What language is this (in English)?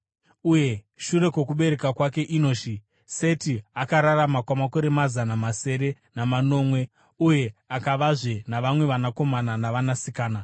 Shona